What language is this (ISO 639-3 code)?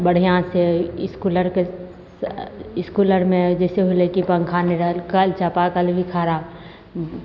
mai